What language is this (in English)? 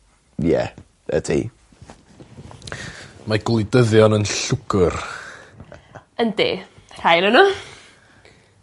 Welsh